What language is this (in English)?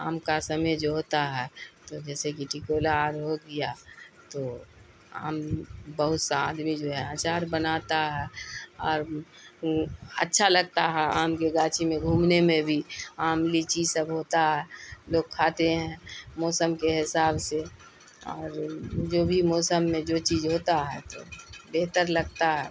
Urdu